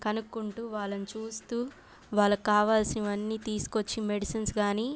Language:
Telugu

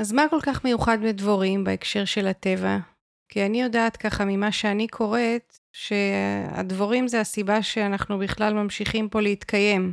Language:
Hebrew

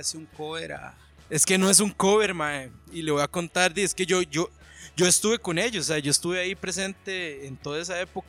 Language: Spanish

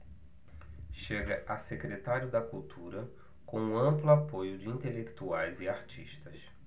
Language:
Portuguese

